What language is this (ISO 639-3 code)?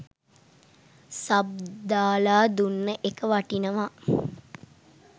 sin